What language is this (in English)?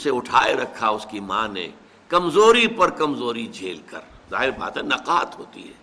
Urdu